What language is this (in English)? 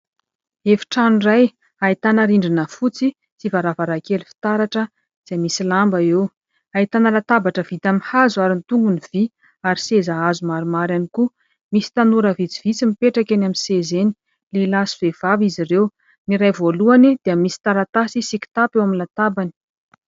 Malagasy